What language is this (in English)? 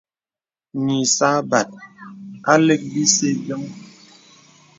Bebele